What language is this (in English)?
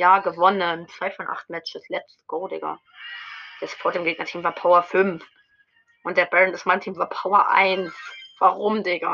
German